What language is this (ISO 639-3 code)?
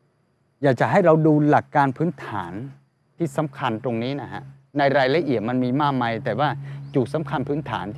tha